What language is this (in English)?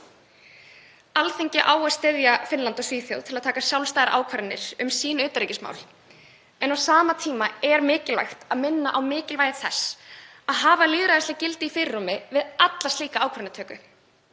Icelandic